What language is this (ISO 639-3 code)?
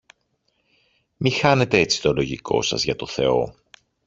ell